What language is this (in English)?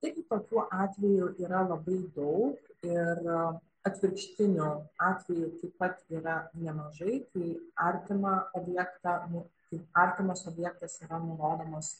Lithuanian